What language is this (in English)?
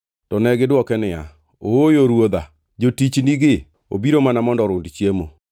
Luo (Kenya and Tanzania)